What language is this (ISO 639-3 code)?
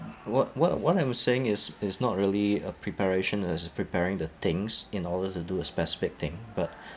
eng